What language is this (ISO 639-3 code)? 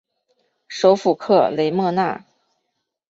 zho